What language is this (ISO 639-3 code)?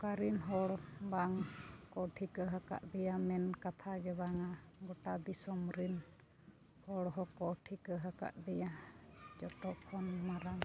sat